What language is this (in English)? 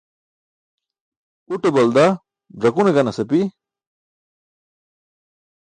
Burushaski